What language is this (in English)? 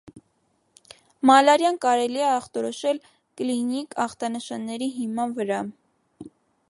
Armenian